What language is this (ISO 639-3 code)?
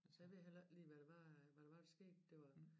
dan